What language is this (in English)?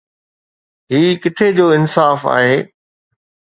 Sindhi